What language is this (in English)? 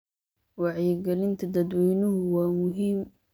Somali